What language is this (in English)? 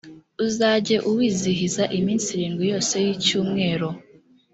Kinyarwanda